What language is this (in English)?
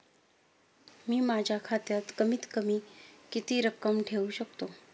Marathi